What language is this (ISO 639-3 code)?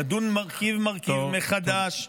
heb